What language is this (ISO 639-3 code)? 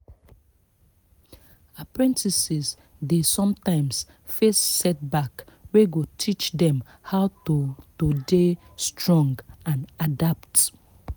pcm